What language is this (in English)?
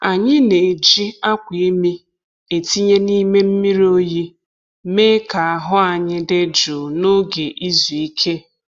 Igbo